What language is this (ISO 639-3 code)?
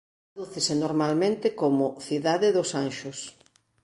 glg